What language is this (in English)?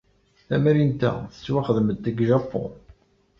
Kabyle